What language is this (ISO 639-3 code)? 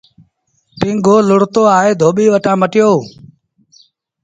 sbn